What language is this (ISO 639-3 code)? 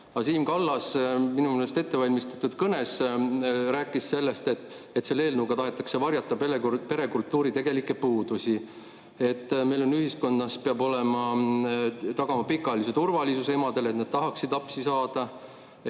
est